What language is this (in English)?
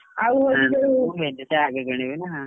Odia